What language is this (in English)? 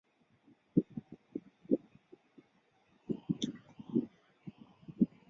Chinese